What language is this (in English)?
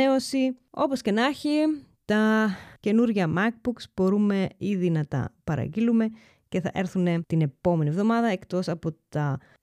Greek